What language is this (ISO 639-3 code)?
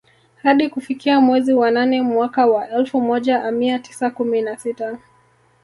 swa